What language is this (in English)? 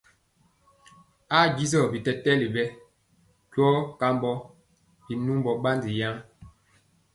Mpiemo